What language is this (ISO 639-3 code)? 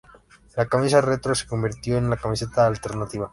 spa